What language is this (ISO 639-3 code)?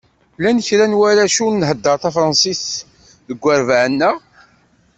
kab